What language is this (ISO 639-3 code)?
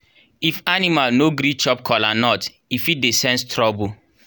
pcm